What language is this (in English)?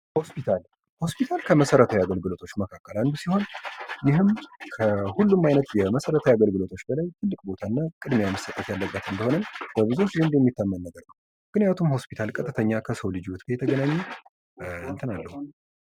Amharic